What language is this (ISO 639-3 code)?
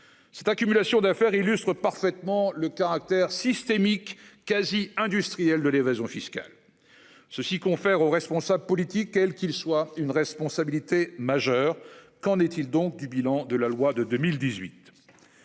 fra